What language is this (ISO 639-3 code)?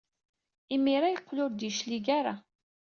kab